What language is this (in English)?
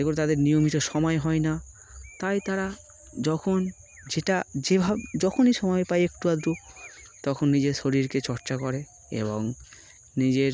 Bangla